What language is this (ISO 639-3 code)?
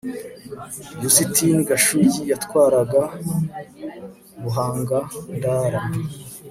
kin